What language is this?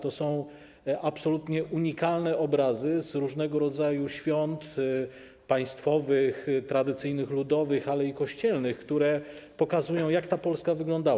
Polish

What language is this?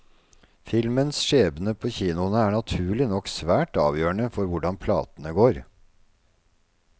Norwegian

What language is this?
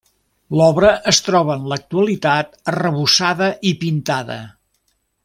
Catalan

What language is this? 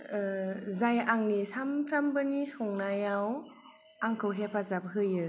Bodo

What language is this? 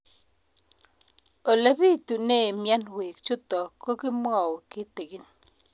Kalenjin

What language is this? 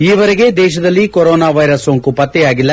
Kannada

